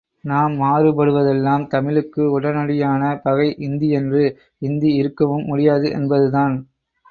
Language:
Tamil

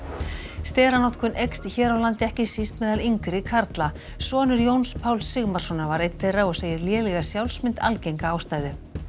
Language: Icelandic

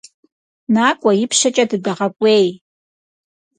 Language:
Kabardian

